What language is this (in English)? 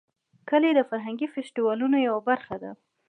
Pashto